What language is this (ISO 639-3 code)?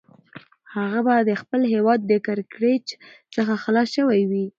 pus